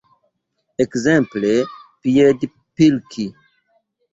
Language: Esperanto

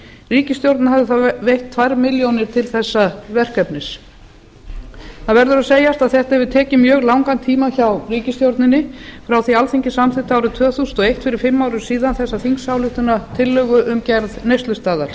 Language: Icelandic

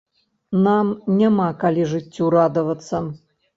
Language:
Belarusian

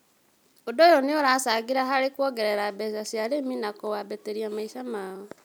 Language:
Kikuyu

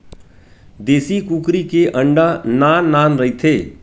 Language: Chhattisgarhi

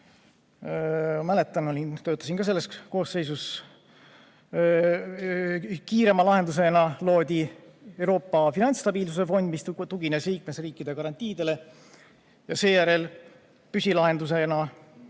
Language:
Estonian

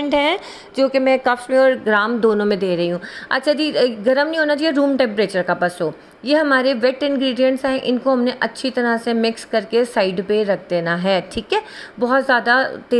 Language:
Hindi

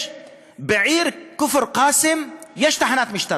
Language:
Hebrew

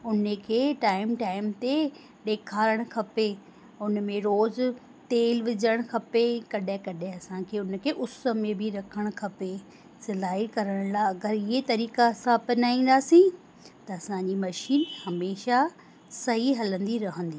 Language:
Sindhi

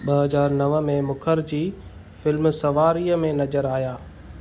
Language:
Sindhi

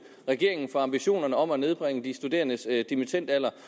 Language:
Danish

